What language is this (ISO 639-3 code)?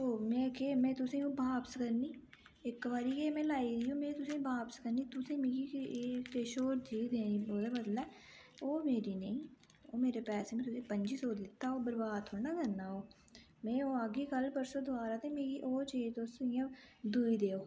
doi